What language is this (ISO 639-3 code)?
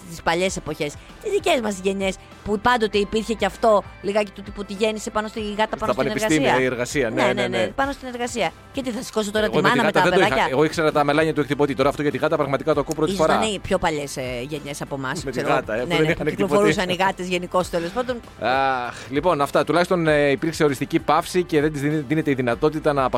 ell